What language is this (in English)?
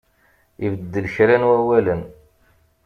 Kabyle